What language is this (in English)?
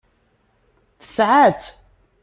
Kabyle